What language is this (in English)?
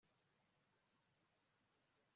Kinyarwanda